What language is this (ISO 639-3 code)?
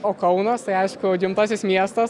lit